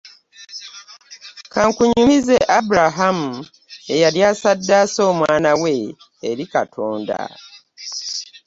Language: Ganda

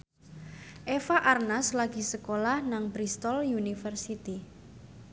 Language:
Javanese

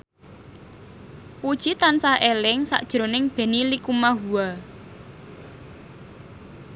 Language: Javanese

